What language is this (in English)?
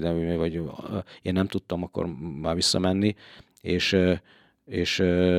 Hungarian